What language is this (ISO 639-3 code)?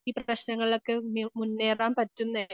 mal